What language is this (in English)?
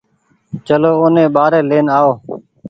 Goaria